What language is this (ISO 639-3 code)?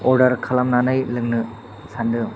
brx